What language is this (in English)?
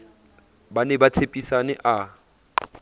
Southern Sotho